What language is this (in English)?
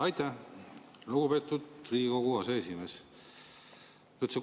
Estonian